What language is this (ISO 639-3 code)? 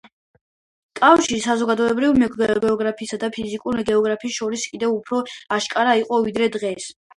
kat